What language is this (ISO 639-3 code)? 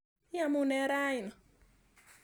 kln